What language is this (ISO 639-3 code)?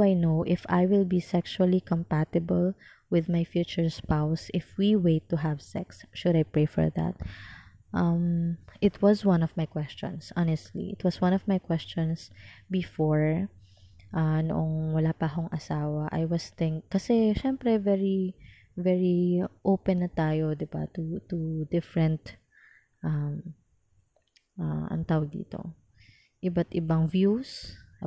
fil